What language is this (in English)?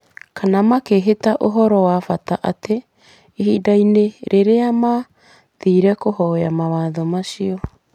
Kikuyu